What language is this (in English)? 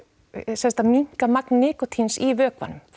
Icelandic